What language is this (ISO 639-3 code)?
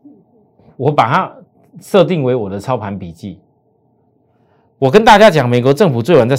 zho